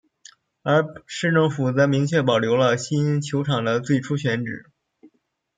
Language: Chinese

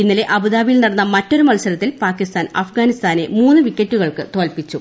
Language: Malayalam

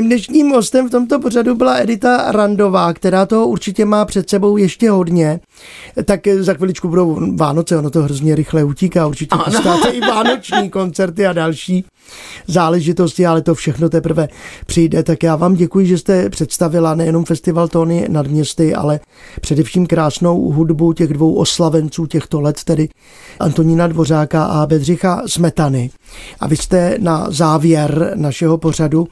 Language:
Czech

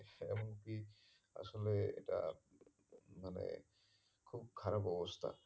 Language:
Bangla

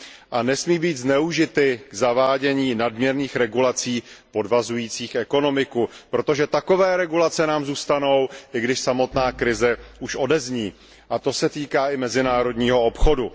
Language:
Czech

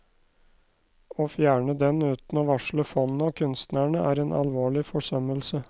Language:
Norwegian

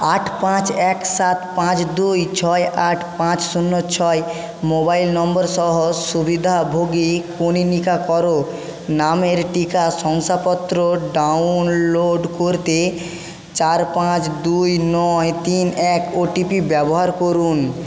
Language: Bangla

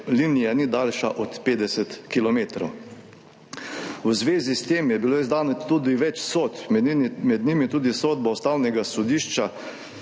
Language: Slovenian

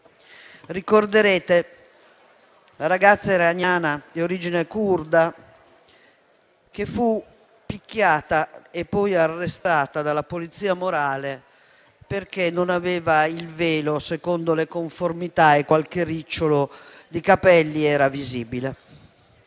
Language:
Italian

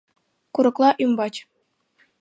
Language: Mari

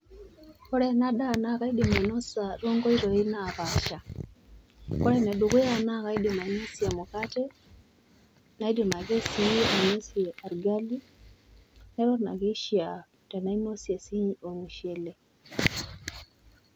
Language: Masai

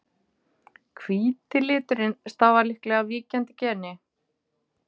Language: Icelandic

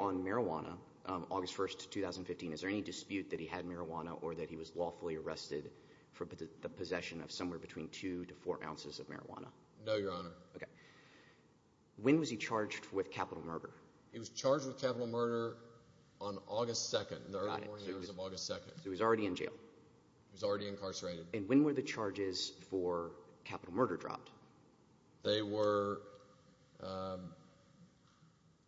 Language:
English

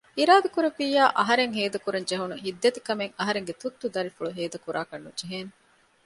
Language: Divehi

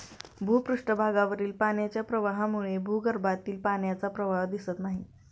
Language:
Marathi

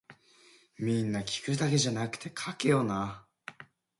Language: Japanese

